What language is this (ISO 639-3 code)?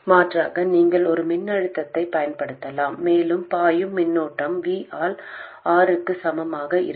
tam